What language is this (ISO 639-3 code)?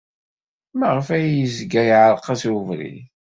kab